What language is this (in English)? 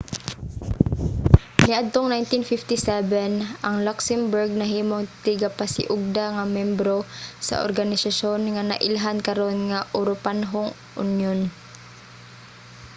Cebuano